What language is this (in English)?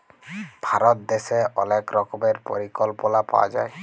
Bangla